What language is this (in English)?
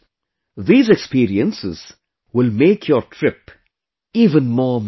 English